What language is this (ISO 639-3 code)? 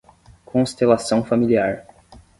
por